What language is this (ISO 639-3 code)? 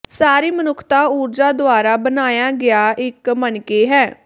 pan